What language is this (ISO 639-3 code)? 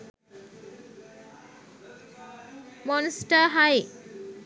sin